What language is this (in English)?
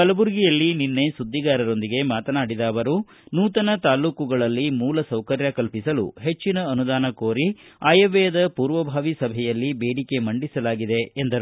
Kannada